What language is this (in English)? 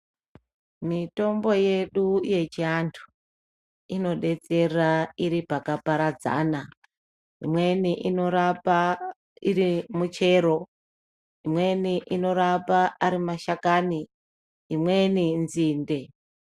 Ndau